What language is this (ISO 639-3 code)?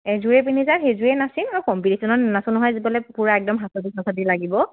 asm